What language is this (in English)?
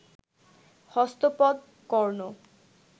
Bangla